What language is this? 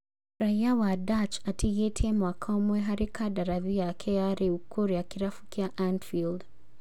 Kikuyu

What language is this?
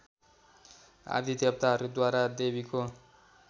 Nepali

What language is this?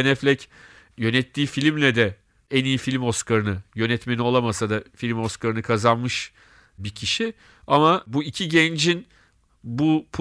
Turkish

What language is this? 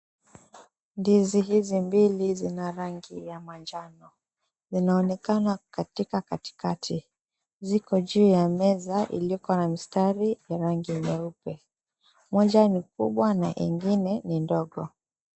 Swahili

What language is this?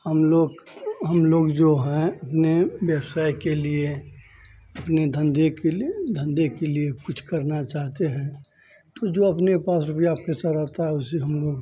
Hindi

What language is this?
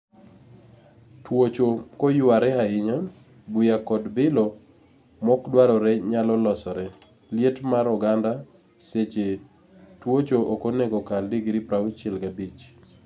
Luo (Kenya and Tanzania)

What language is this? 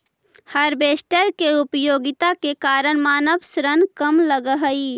Magahi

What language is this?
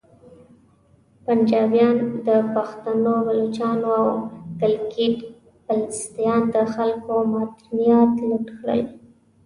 Pashto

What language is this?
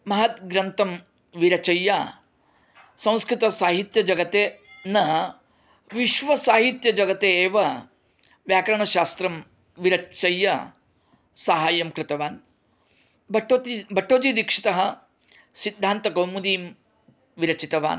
Sanskrit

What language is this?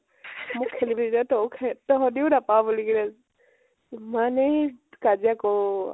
Assamese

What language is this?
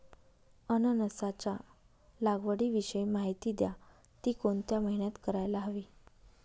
Marathi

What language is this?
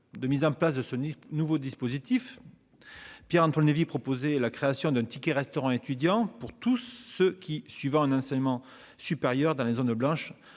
French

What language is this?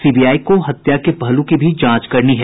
Hindi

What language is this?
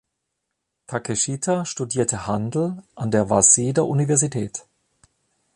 German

